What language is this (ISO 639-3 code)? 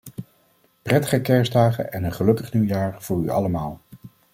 nld